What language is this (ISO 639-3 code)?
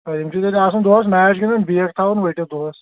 kas